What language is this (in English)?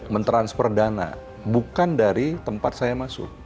Indonesian